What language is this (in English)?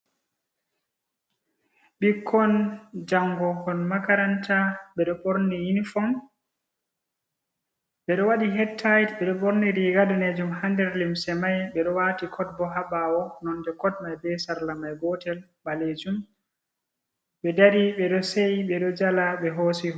Fula